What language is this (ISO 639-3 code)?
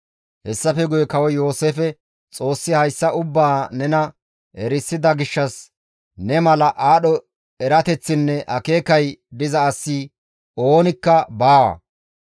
gmv